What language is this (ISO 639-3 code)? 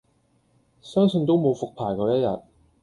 yue